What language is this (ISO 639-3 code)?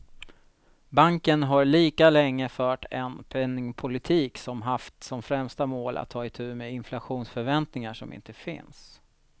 swe